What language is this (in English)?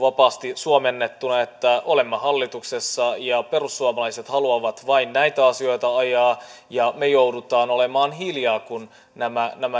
Finnish